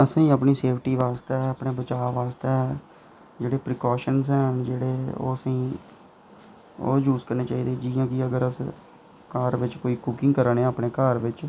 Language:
Dogri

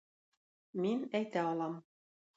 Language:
Tatar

